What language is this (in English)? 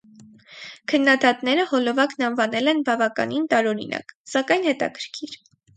Armenian